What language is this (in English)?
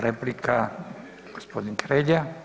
Croatian